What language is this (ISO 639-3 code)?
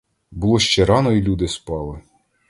ukr